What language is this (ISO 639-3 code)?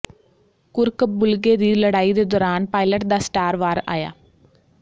pan